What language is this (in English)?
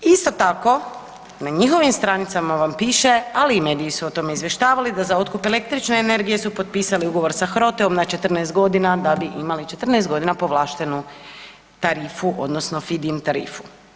Croatian